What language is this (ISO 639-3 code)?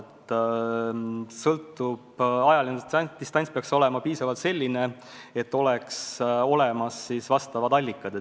est